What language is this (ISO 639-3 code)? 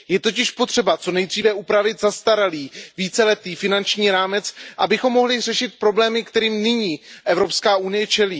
ces